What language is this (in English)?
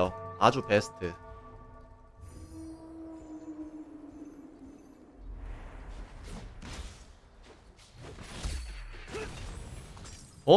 Korean